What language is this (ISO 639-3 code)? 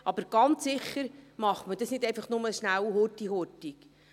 gsw